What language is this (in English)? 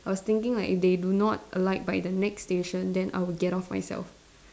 English